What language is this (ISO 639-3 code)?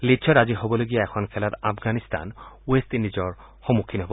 asm